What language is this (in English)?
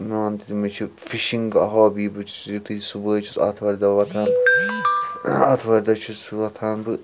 Kashmiri